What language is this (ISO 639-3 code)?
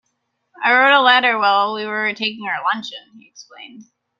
eng